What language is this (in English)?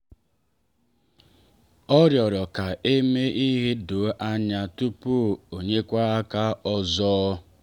Igbo